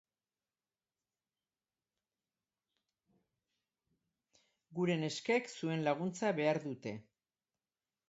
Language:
Basque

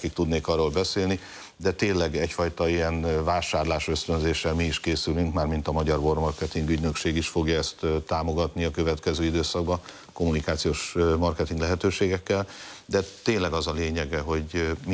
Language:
Hungarian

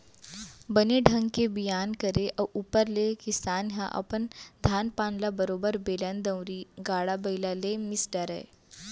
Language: Chhattisgarhi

